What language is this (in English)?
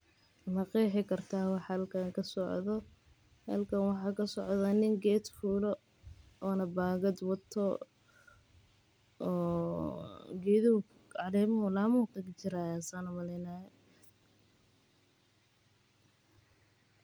Somali